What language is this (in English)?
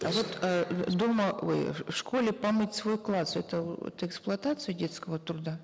Kazakh